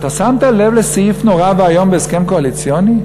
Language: Hebrew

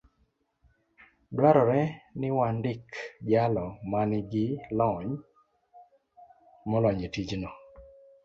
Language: Luo (Kenya and Tanzania)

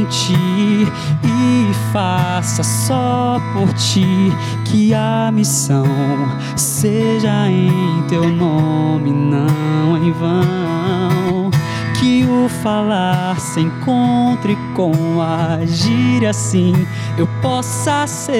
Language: Portuguese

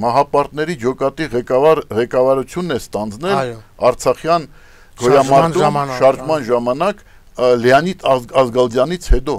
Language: Romanian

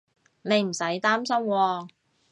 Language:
Cantonese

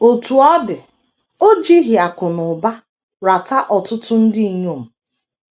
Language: Igbo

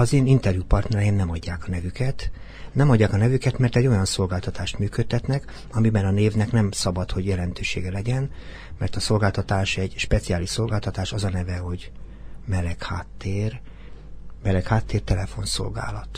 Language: Hungarian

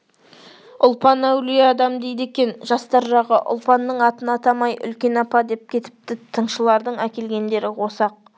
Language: Kazakh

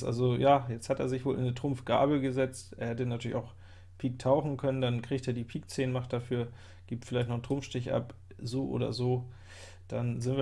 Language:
German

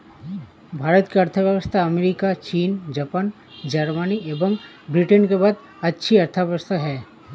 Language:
Hindi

